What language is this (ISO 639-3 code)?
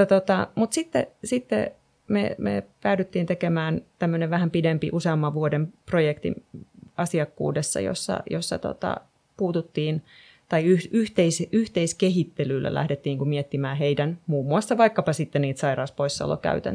fin